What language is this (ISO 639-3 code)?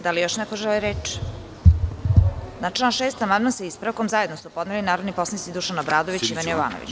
srp